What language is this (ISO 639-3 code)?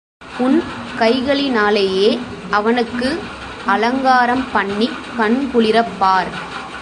tam